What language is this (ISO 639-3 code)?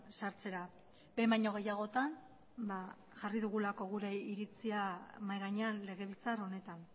eus